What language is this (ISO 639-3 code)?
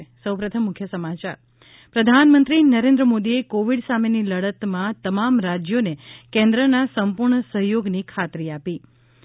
guj